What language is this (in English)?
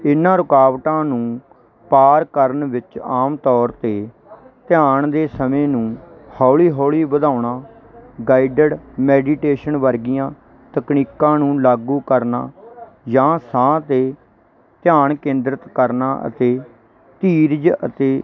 Punjabi